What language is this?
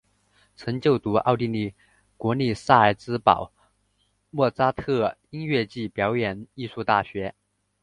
Chinese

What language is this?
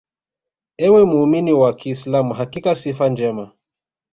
Swahili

